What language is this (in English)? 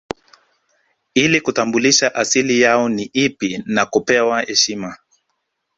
Swahili